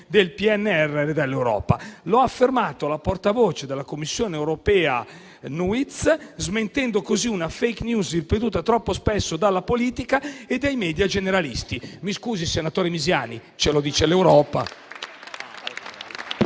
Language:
Italian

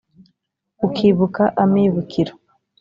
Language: Kinyarwanda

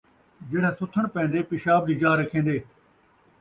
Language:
Saraiki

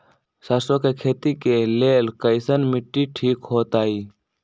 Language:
Magahi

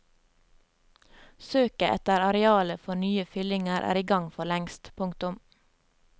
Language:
Norwegian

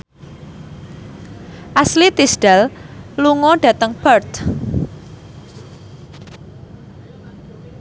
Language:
Javanese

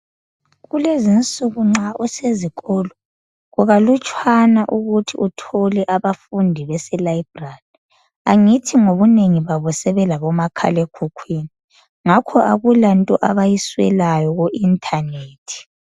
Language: North Ndebele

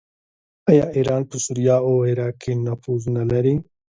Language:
Pashto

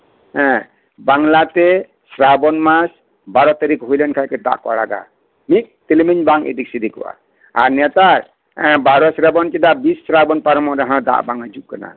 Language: Santali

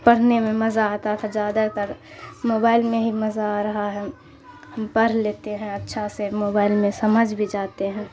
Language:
Urdu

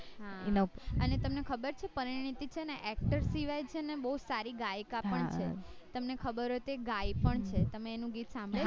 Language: Gujarati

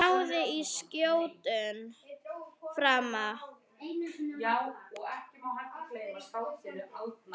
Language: Icelandic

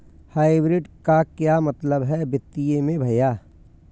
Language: Hindi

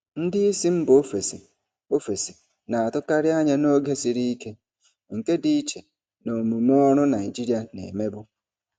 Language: Igbo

